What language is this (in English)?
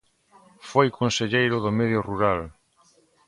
Galician